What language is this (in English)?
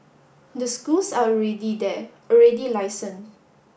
English